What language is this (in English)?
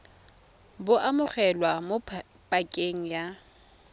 Tswana